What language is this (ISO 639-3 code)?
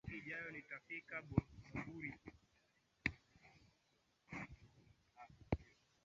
swa